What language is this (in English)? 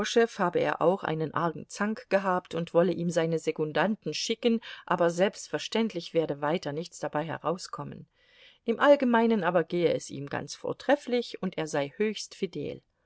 German